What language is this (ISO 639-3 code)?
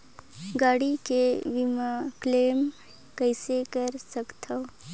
hne